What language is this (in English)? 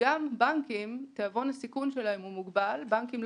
Hebrew